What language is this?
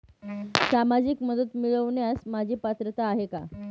Marathi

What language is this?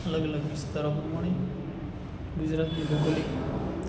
Gujarati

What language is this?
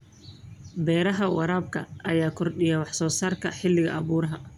Somali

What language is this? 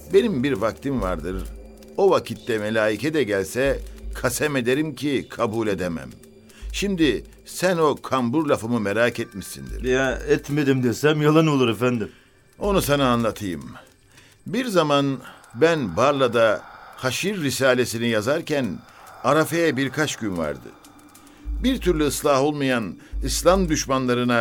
Turkish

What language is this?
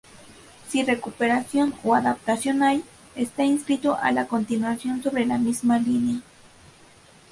Spanish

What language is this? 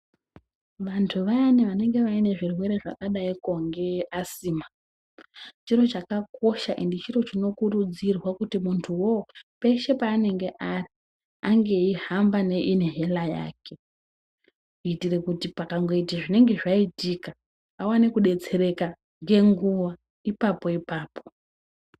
Ndau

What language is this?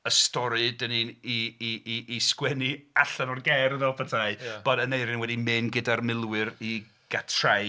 Welsh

